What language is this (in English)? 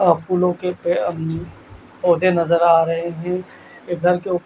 Hindi